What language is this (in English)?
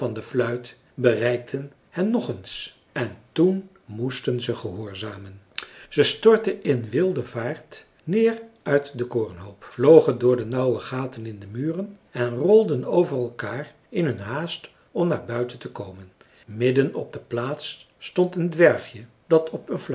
Dutch